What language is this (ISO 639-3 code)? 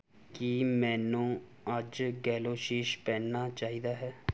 pan